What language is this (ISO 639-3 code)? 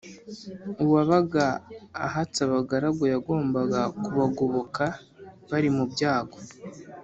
kin